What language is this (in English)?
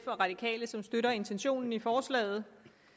Danish